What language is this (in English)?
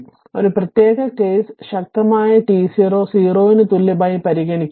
Malayalam